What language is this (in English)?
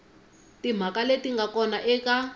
Tsonga